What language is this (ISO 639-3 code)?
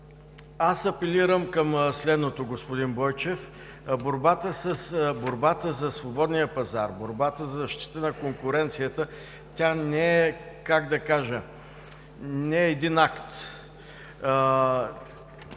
bul